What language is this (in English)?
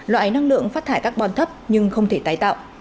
Vietnamese